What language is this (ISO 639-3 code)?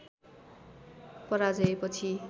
nep